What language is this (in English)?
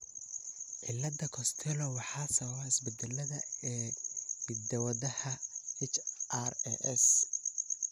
Somali